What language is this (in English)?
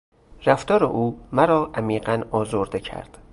Persian